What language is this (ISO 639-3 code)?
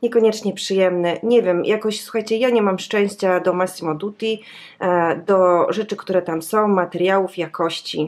pol